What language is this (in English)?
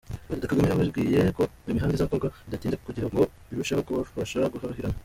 Kinyarwanda